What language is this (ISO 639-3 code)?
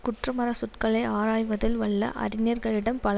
tam